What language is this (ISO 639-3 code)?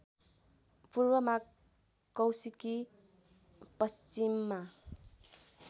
nep